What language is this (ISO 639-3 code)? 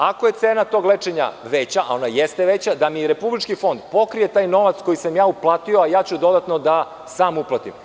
srp